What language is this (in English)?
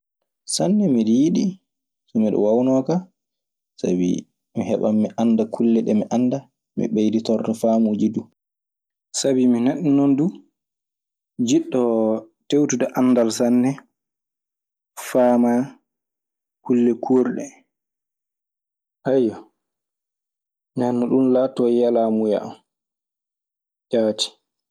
Maasina Fulfulde